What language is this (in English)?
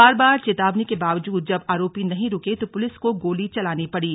Hindi